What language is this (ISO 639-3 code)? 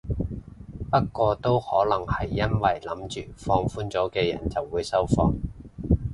yue